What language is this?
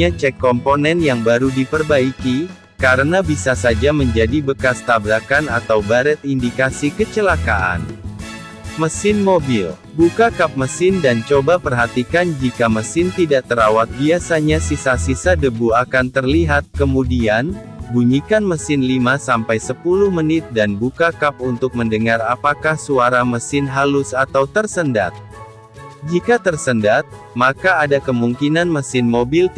Indonesian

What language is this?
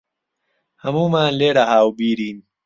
Central Kurdish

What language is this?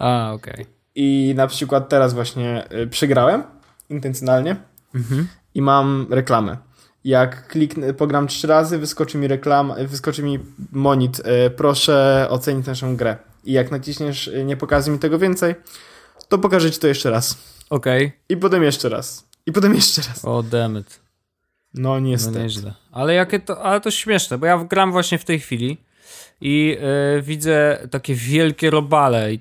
Polish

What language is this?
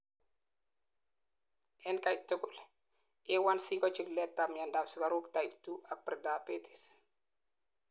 Kalenjin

